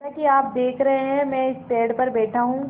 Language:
Hindi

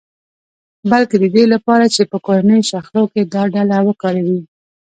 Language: Pashto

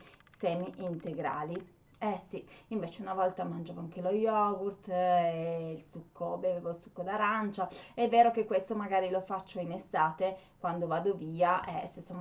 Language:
Italian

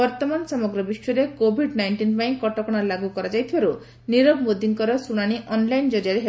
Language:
Odia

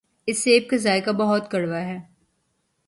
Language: Urdu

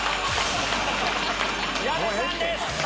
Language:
Japanese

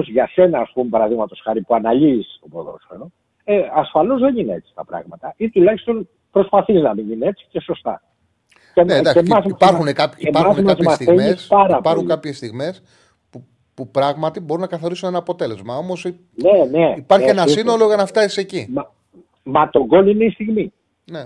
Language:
Greek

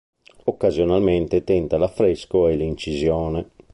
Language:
Italian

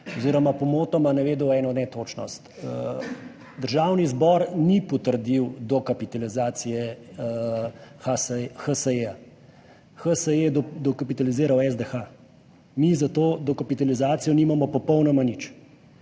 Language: Slovenian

